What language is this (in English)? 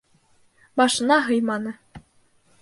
Bashkir